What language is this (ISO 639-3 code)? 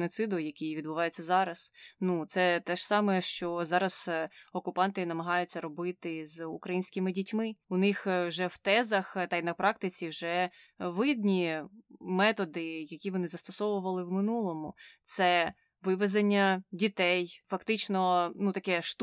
ukr